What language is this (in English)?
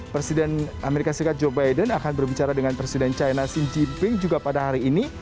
Indonesian